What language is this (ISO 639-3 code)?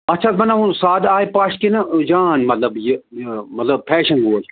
kas